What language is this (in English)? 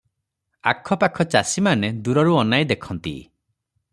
Odia